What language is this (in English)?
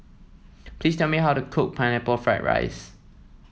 English